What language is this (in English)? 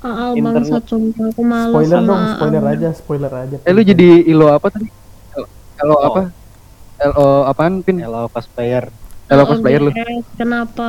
Indonesian